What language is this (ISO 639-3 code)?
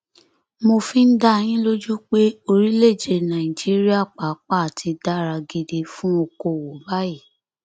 yor